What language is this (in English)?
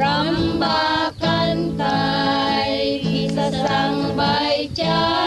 Filipino